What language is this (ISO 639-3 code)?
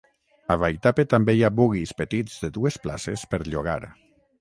cat